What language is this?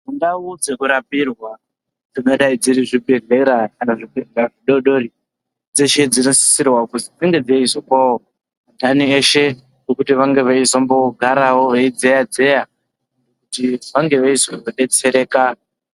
Ndau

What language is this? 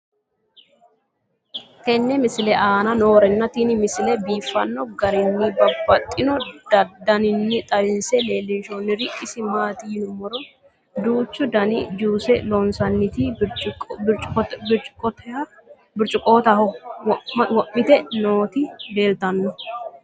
Sidamo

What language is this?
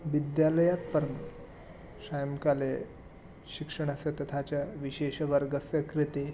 Sanskrit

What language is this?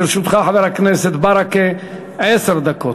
Hebrew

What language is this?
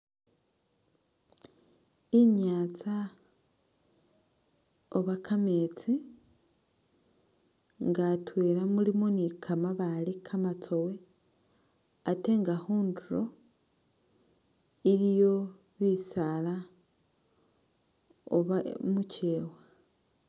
Masaaba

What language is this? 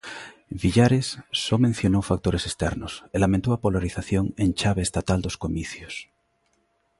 Galician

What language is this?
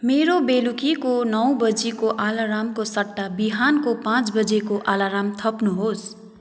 Nepali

